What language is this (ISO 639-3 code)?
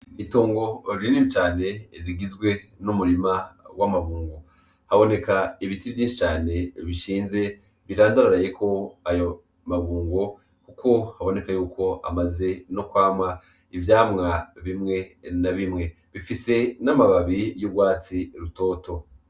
run